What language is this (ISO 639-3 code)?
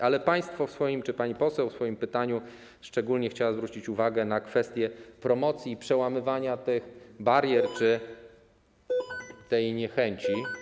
pol